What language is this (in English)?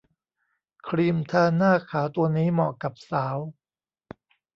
Thai